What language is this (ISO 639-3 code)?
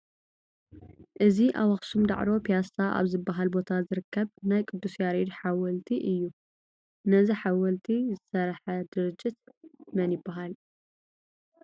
tir